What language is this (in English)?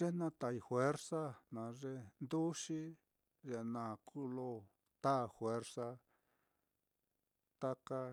Mitlatongo Mixtec